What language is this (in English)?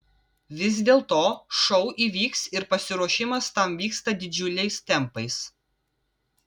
Lithuanian